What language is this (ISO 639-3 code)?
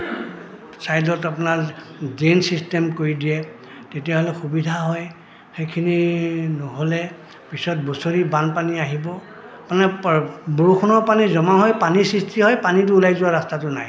asm